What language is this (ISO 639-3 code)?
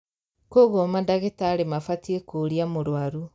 kik